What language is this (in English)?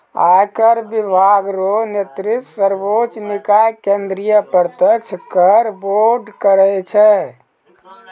Maithili